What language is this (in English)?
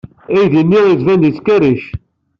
Kabyle